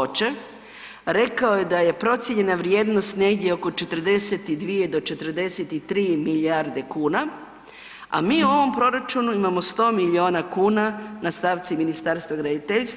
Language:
Croatian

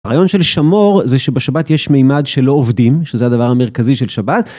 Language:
Hebrew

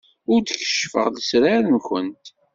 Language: Kabyle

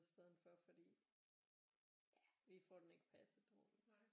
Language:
Danish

